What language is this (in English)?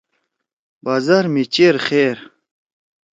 Torwali